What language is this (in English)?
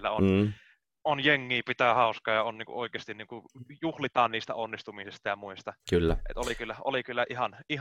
Finnish